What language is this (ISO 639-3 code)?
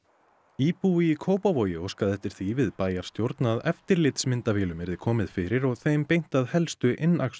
isl